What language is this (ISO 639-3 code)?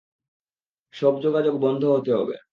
ben